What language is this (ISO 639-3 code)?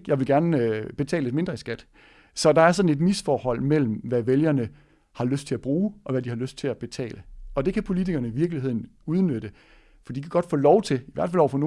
dan